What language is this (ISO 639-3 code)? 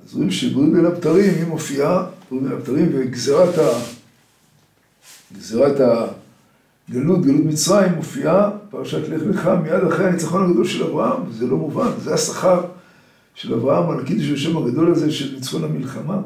heb